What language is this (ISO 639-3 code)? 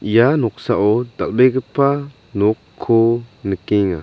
grt